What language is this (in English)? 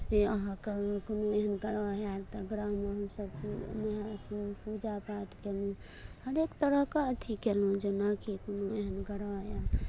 Maithili